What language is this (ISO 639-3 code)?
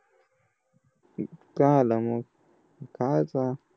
mar